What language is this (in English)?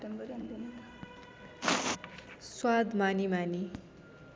Nepali